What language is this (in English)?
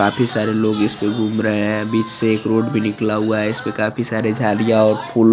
Hindi